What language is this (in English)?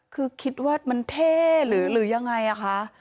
Thai